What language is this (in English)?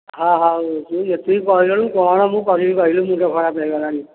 Odia